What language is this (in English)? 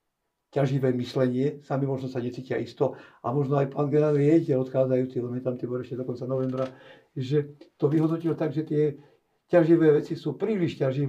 Slovak